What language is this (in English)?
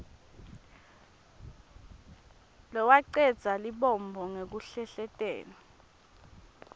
Swati